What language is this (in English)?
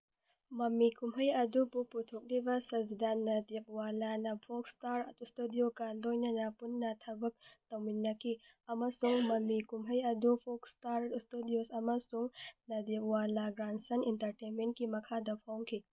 Manipuri